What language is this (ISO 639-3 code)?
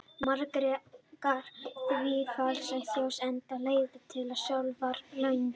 isl